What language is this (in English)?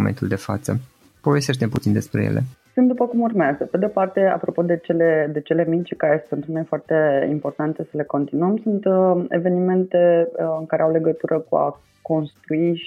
Romanian